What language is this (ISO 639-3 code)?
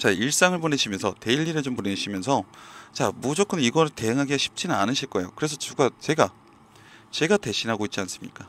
kor